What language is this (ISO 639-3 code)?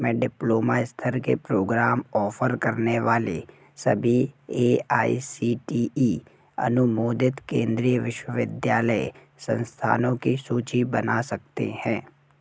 hin